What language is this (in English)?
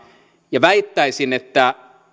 Finnish